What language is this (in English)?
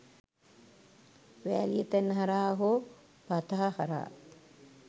Sinhala